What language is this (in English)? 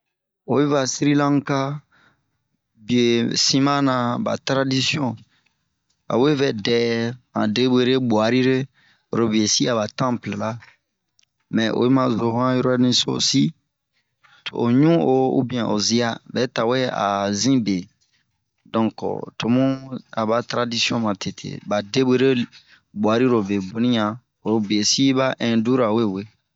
Bomu